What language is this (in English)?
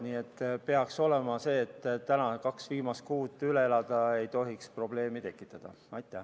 Estonian